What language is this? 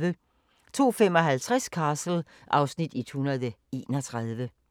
Danish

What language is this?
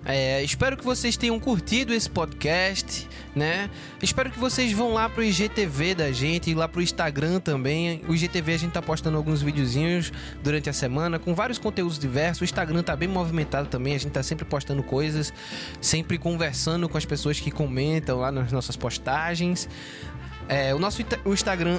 Portuguese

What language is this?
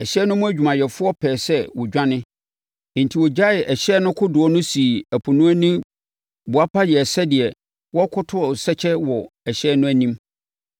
Akan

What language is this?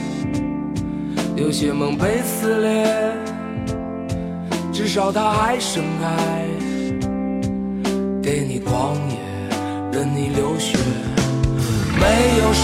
Chinese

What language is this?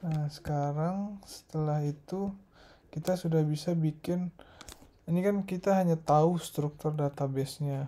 Indonesian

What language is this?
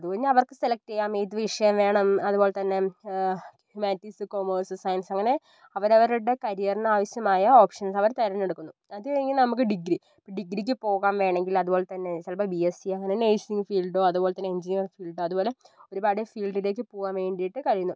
Malayalam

